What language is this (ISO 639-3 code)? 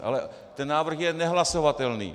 ces